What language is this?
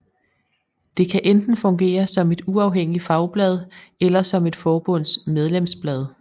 Danish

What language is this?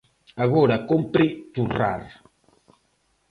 Galician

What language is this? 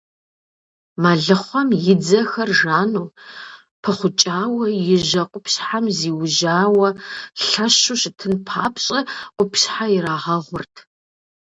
Kabardian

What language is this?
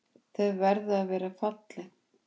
Icelandic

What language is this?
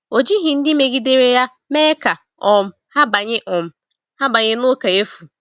Igbo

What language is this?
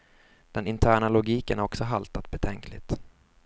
Swedish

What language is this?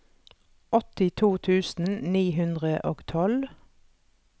Norwegian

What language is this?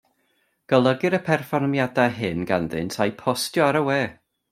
Welsh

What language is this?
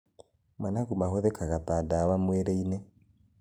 Kikuyu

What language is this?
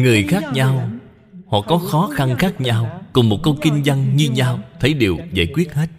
Vietnamese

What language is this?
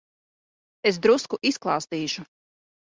Latvian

